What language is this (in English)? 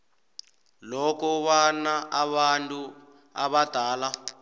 South Ndebele